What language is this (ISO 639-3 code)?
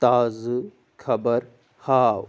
kas